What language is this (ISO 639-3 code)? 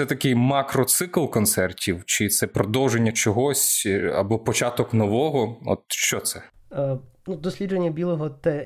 ukr